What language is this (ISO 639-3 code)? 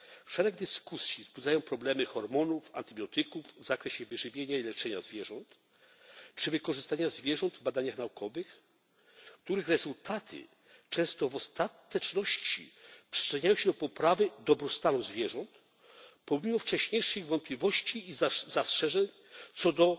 pol